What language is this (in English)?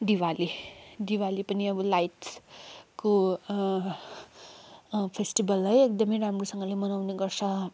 Nepali